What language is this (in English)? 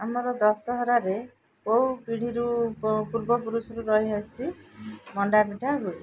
Odia